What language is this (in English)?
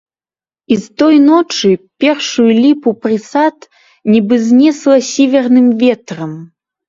Belarusian